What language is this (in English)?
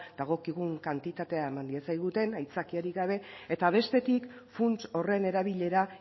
Basque